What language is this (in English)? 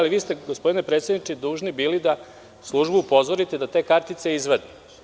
Serbian